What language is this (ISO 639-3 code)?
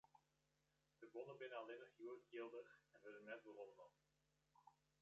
fry